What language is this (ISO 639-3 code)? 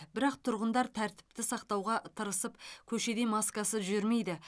kaz